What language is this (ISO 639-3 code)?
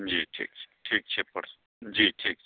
mai